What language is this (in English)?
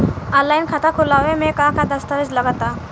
Bhojpuri